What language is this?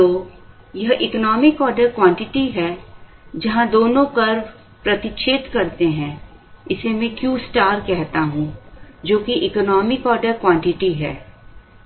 Hindi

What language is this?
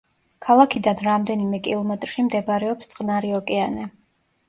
Georgian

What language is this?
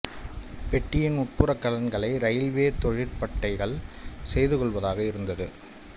Tamil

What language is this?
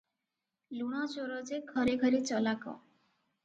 Odia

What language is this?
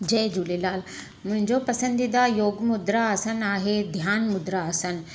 Sindhi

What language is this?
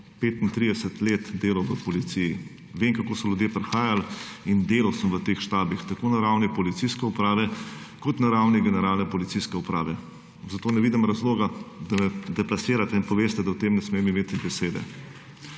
Slovenian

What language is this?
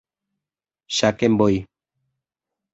Guarani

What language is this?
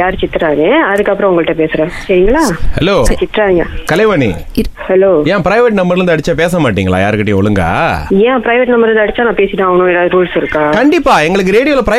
Tamil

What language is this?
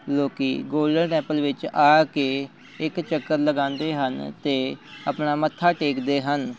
Punjabi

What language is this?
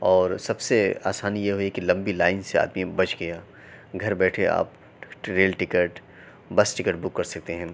Urdu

